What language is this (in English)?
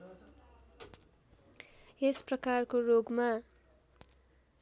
Nepali